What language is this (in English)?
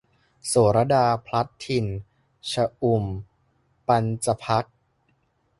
Thai